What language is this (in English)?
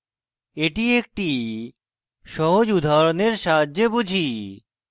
Bangla